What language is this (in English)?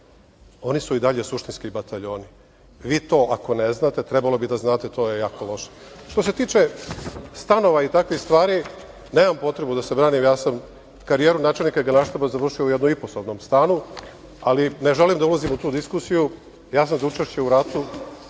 Serbian